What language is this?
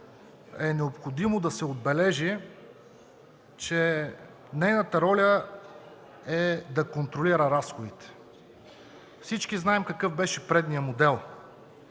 Bulgarian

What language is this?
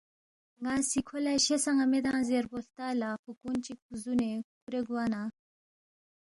Balti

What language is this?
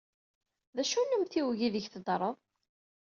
Kabyle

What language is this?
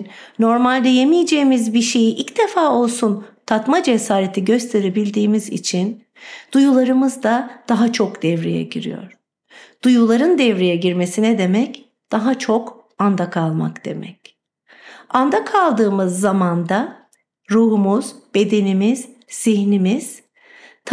Turkish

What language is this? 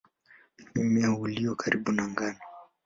Swahili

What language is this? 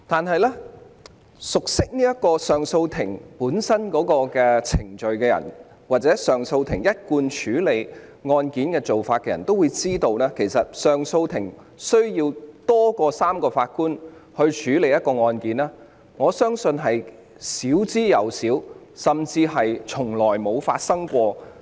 Cantonese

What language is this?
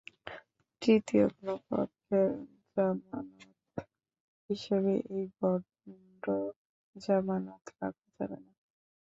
Bangla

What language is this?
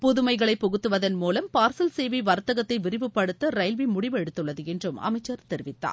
Tamil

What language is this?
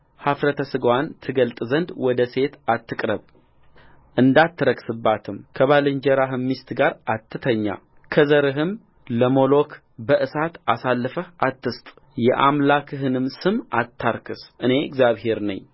Amharic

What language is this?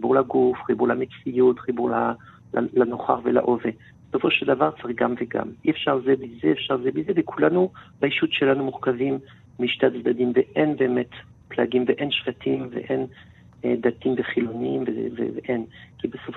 Hebrew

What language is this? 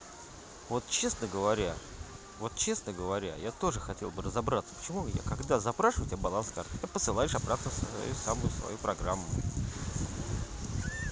Russian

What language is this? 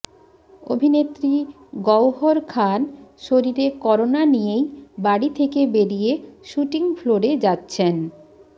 Bangla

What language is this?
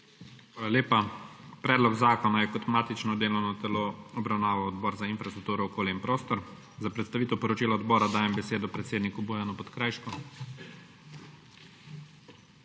Slovenian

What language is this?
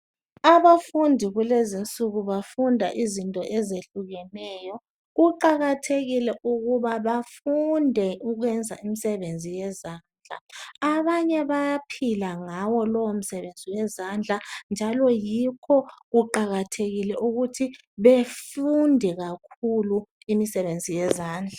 North Ndebele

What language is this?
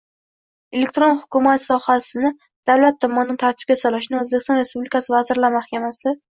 Uzbek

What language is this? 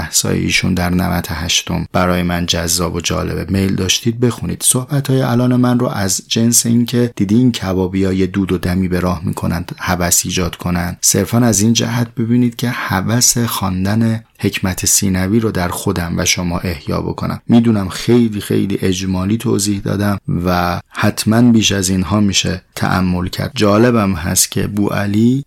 Persian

